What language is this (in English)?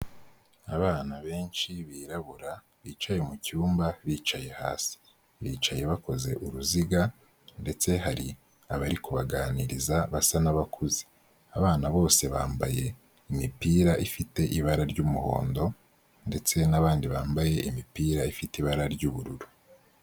Kinyarwanda